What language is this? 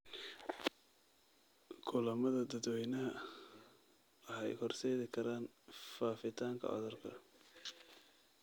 Somali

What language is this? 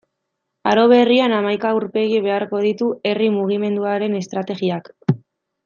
Basque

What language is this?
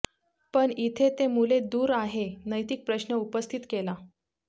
Marathi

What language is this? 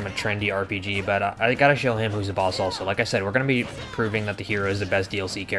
English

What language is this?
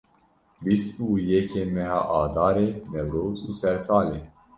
Kurdish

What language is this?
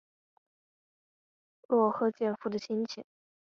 Chinese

